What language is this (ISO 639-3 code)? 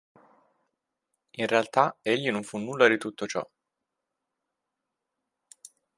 ita